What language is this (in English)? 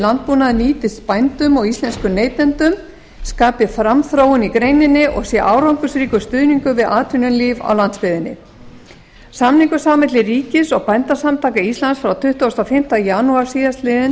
Icelandic